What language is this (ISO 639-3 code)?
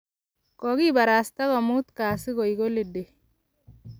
kln